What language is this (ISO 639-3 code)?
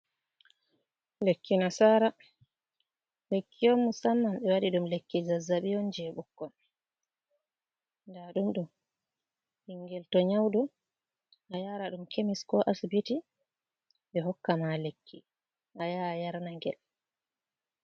ful